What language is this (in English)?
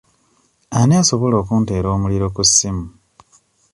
Ganda